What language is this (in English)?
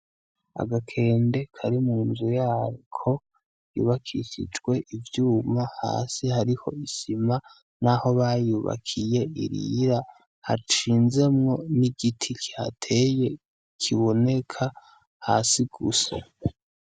Rundi